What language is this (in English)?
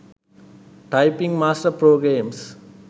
Sinhala